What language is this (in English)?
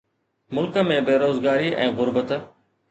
Sindhi